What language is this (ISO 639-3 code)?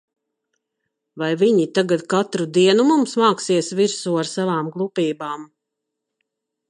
lav